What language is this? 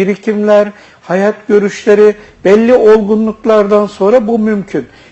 Turkish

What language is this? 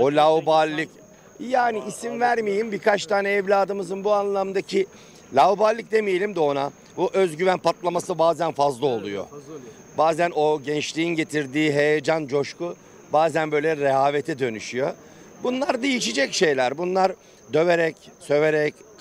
Turkish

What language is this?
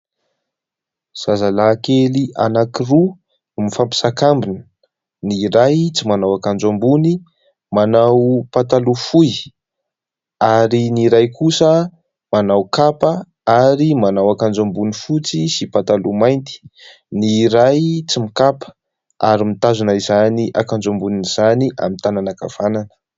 Malagasy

